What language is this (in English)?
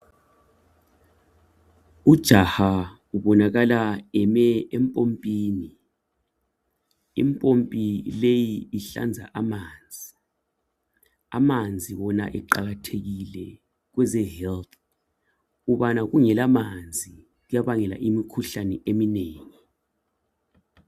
North Ndebele